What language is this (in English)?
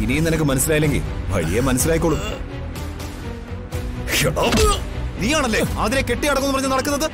Malayalam